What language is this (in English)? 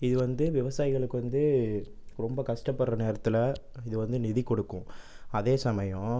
Tamil